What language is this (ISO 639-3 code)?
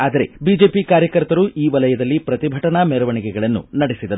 kan